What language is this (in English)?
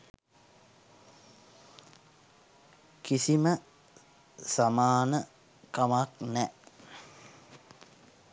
Sinhala